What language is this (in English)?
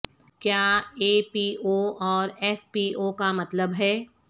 Urdu